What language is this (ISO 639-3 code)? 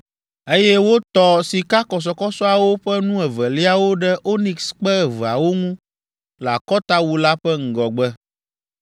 ewe